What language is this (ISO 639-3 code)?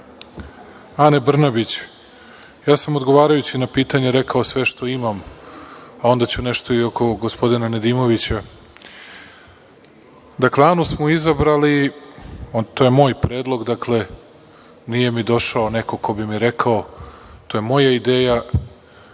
srp